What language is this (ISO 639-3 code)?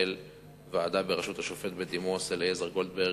heb